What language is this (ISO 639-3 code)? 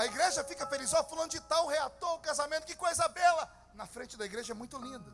por